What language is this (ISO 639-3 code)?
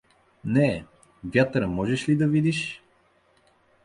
bul